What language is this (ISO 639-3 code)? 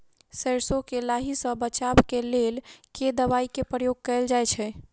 mai